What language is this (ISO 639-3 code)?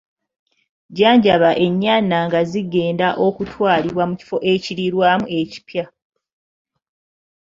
lug